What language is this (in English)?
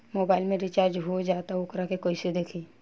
Bhojpuri